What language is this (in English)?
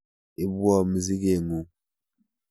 Kalenjin